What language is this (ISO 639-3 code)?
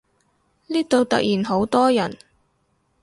yue